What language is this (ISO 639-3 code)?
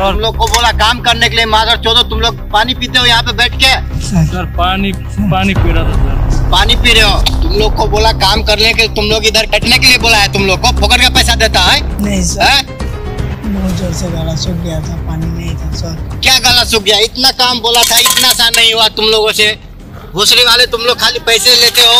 hin